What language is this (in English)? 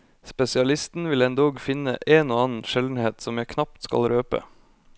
Norwegian